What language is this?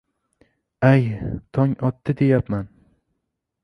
Uzbek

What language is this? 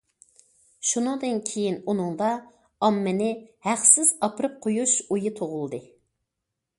Uyghur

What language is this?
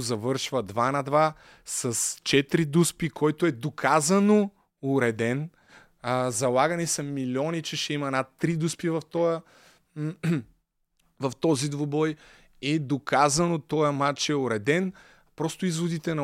Bulgarian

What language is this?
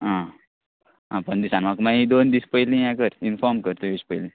Konkani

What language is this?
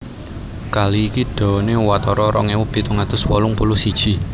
Javanese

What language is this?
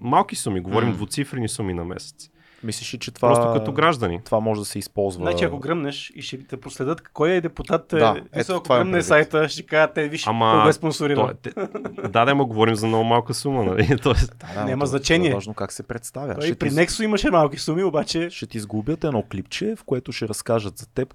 Bulgarian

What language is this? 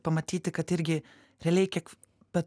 Lithuanian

